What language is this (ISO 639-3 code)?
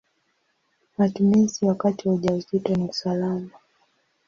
swa